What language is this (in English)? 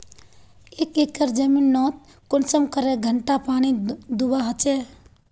Magahi